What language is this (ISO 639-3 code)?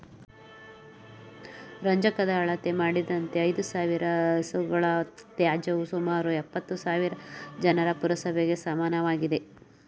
kan